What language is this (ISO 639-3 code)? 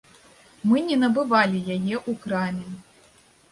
bel